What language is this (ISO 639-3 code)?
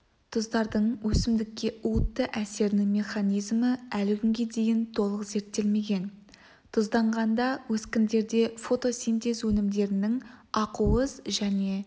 kaz